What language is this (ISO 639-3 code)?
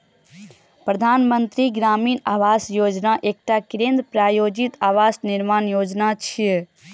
mai